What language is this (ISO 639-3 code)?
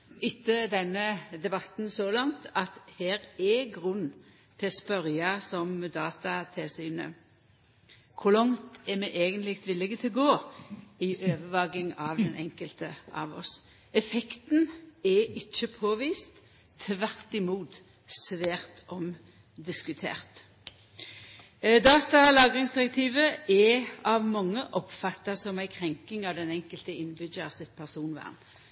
nno